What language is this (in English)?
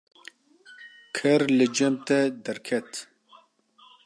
Kurdish